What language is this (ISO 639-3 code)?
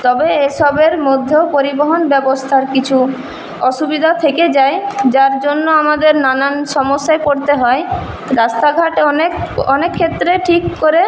ben